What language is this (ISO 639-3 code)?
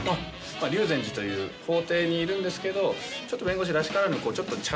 jpn